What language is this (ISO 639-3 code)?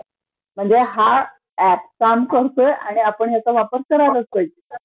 mar